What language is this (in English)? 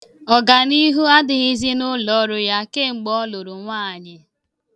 Igbo